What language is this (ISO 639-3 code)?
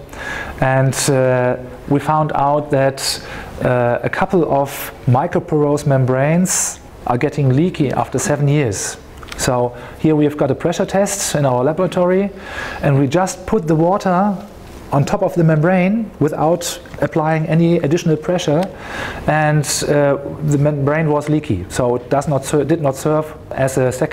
eng